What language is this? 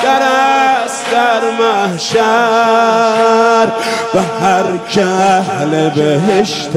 Persian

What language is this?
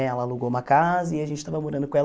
Portuguese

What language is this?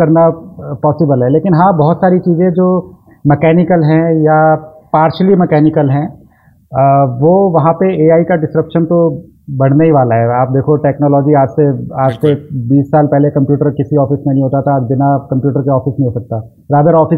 Hindi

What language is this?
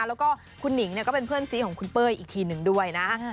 Thai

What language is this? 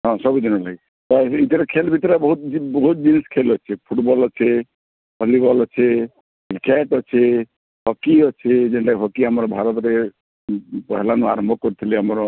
Odia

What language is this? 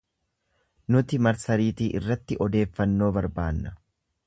Oromo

